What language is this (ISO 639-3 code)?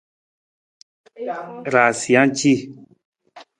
nmz